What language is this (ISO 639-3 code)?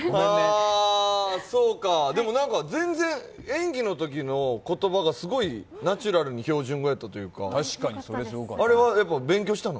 jpn